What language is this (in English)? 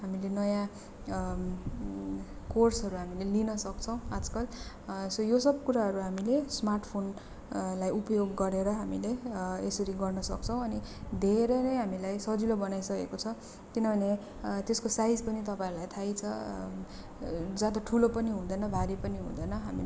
Nepali